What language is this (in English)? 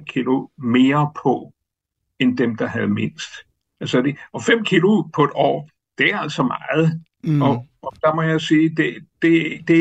Danish